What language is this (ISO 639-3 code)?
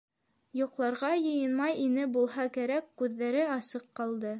bak